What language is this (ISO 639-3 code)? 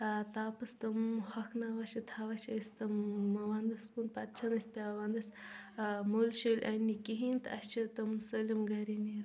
kas